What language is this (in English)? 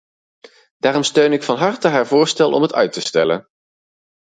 Dutch